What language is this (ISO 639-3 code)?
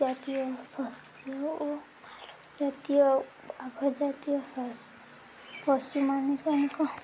ori